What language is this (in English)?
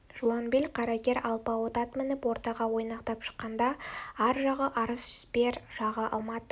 Kazakh